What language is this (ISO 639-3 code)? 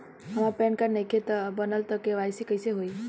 bho